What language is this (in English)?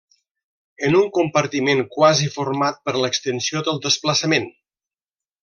Catalan